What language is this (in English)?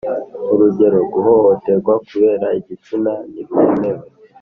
Kinyarwanda